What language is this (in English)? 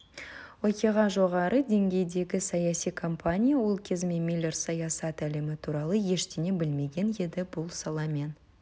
Kazakh